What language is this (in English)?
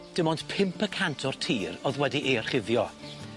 Welsh